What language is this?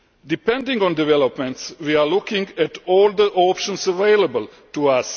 English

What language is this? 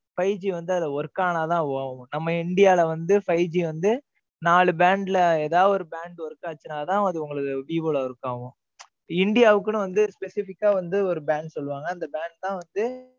Tamil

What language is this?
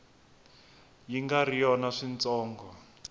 Tsonga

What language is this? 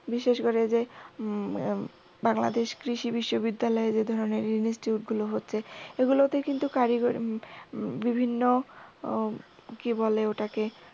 Bangla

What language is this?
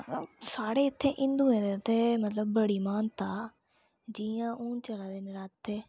Dogri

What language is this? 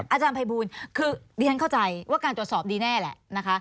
Thai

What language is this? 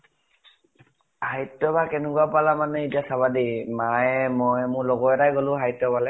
Assamese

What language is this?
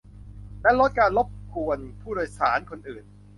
Thai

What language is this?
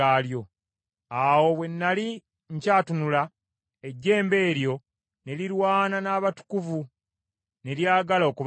Ganda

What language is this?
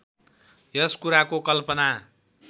Nepali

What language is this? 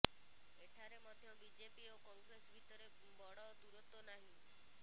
Odia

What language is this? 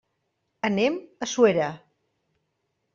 Catalan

